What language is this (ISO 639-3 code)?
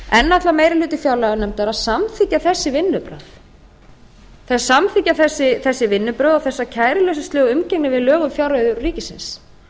isl